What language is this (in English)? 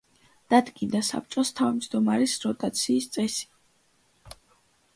Georgian